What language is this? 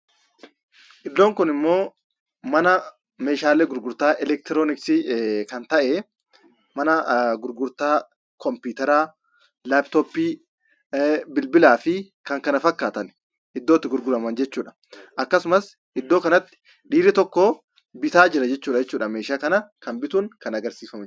Oromo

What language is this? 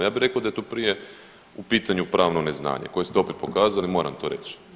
Croatian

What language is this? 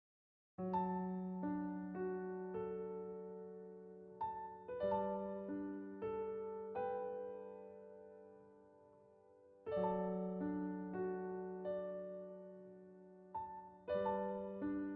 Korean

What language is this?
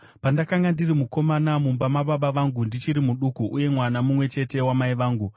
Shona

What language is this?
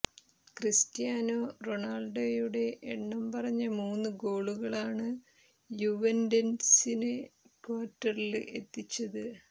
Malayalam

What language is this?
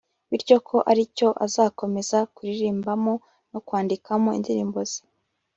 Kinyarwanda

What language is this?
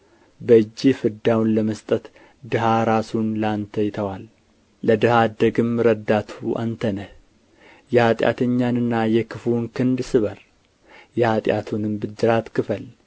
Amharic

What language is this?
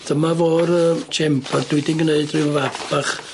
Welsh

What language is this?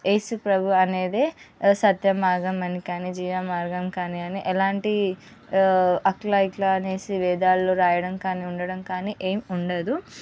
Telugu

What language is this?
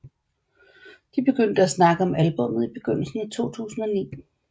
Danish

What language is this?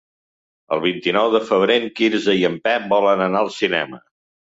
Catalan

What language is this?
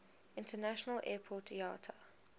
English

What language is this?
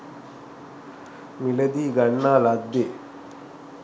Sinhala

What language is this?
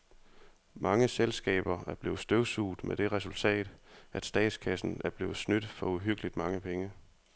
Danish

